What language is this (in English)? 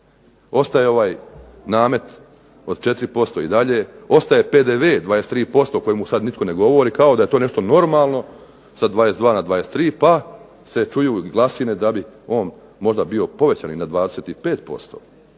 Croatian